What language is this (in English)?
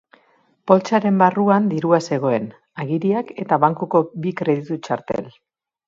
Basque